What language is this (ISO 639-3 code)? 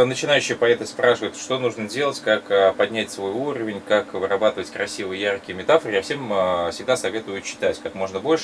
rus